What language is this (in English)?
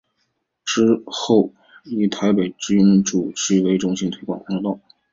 Chinese